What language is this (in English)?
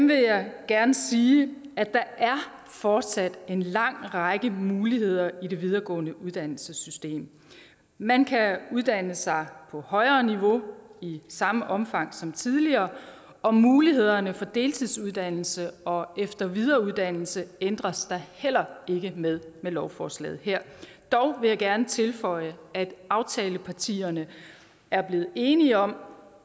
Danish